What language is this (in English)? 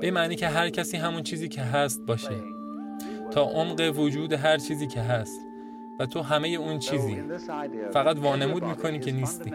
Persian